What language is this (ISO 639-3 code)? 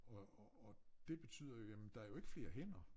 dan